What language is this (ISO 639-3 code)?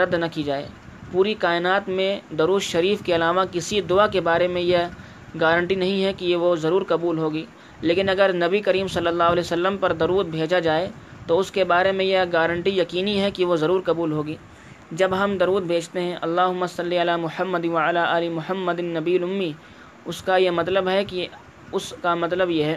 urd